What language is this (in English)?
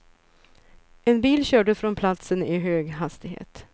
Swedish